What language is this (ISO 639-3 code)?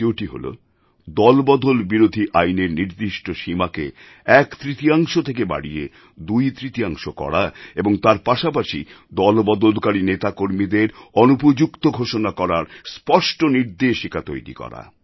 ben